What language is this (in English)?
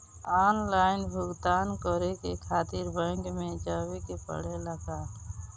Bhojpuri